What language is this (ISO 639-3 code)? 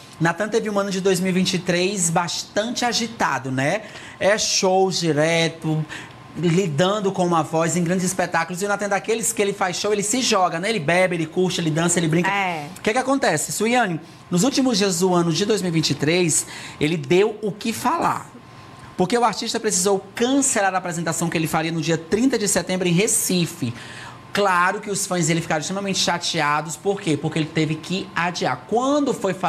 por